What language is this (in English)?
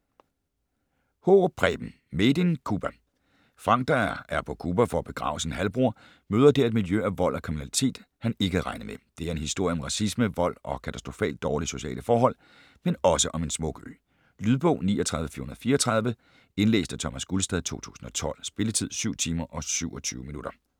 Danish